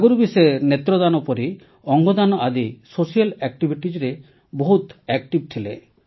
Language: Odia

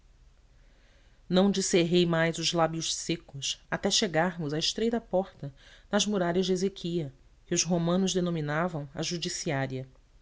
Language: Portuguese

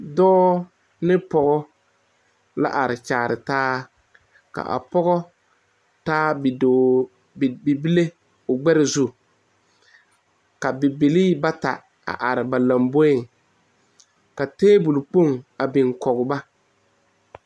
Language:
Southern Dagaare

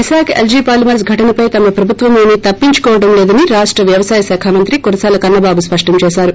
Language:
Telugu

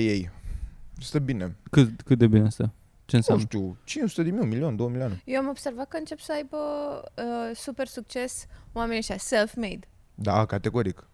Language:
Romanian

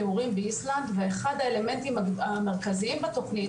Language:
Hebrew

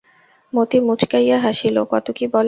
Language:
Bangla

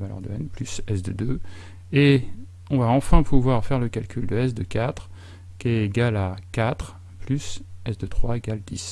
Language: French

